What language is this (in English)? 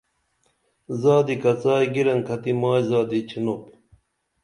Dameli